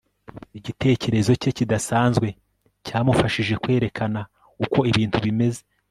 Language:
Kinyarwanda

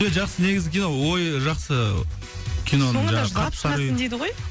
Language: Kazakh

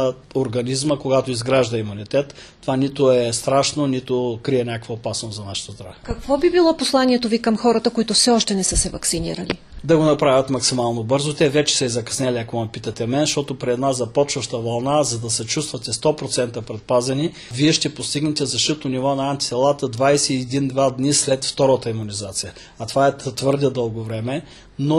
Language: Bulgarian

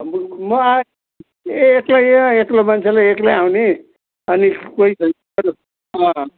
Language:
Nepali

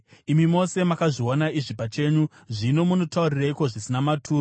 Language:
Shona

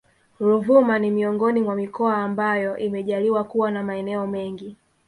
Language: Swahili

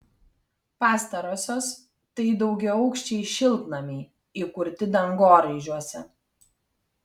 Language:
Lithuanian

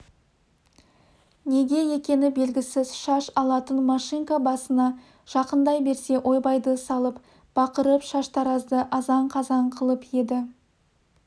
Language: Kazakh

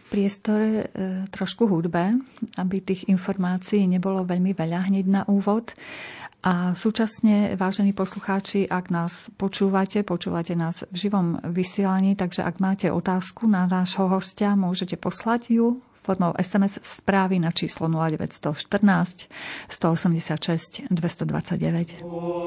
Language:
Slovak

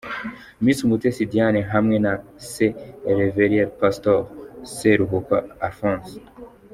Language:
Kinyarwanda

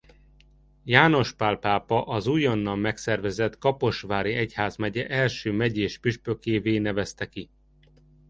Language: Hungarian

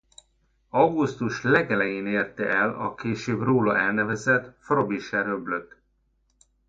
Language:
Hungarian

